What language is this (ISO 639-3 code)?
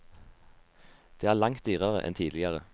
nor